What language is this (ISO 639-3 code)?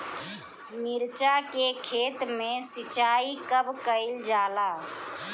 bho